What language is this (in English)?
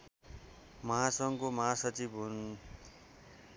Nepali